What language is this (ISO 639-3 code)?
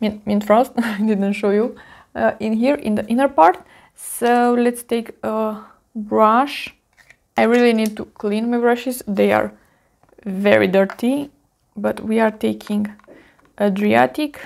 eng